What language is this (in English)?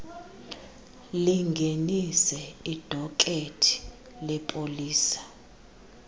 Xhosa